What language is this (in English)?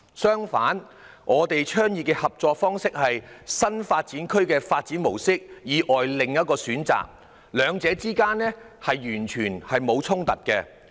Cantonese